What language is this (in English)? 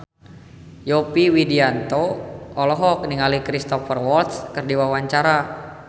Sundanese